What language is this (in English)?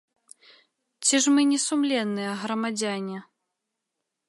Belarusian